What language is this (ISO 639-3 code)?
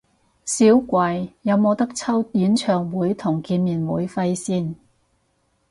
yue